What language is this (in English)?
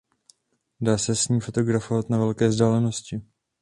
Czech